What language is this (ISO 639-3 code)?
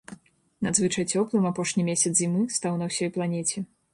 bel